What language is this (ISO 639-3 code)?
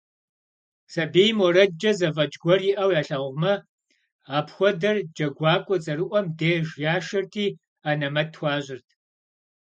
kbd